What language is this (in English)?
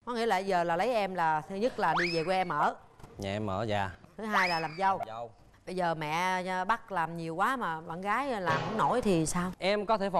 Vietnamese